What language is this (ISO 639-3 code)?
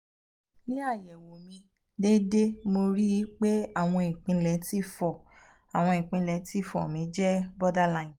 yor